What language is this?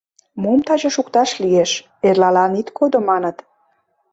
Mari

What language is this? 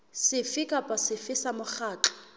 Southern Sotho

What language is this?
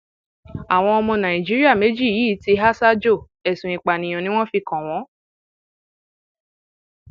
Yoruba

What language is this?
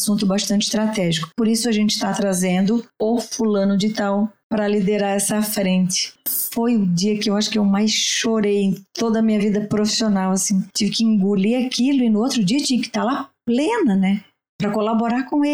Portuguese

